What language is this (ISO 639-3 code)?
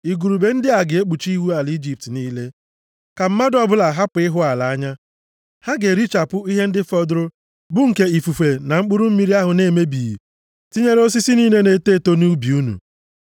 ibo